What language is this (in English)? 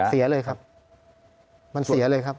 Thai